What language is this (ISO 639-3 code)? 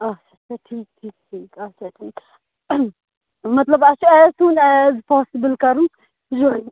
kas